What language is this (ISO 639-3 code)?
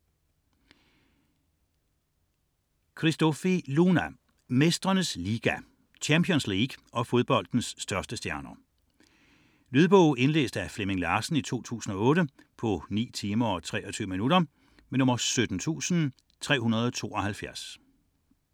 dan